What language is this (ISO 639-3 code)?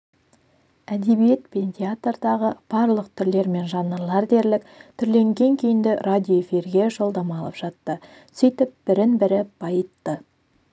kaz